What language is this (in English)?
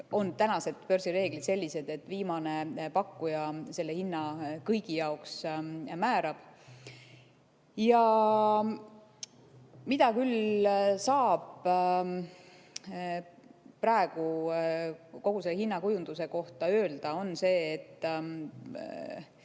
Estonian